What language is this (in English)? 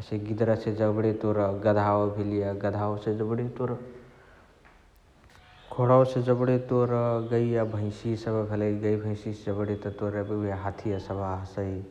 Chitwania Tharu